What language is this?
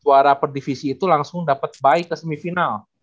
Indonesian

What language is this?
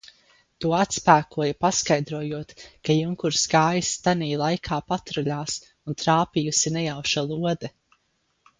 Latvian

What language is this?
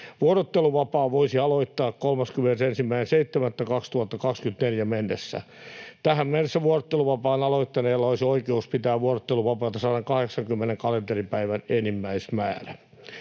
Finnish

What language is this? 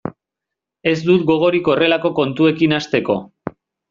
Basque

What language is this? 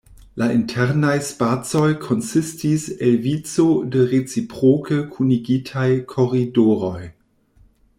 Esperanto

